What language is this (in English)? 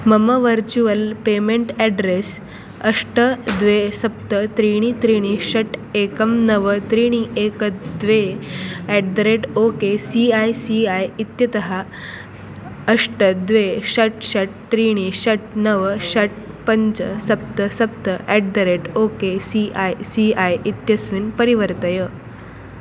Sanskrit